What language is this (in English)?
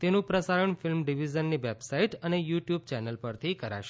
Gujarati